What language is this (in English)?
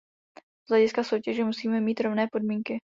Czech